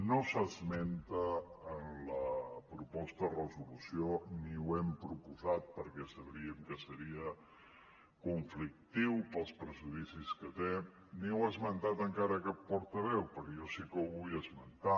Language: Catalan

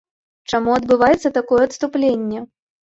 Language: Belarusian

